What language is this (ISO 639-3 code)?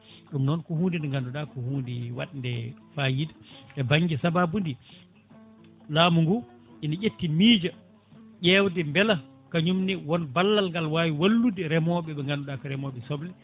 ful